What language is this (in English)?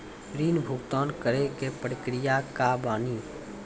Maithili